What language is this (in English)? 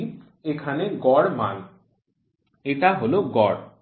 Bangla